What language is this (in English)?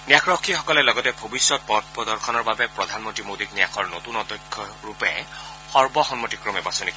Assamese